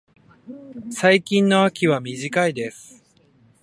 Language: Japanese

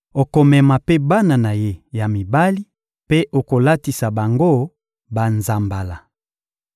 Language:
Lingala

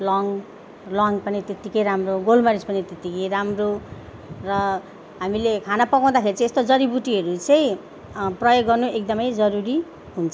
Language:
Nepali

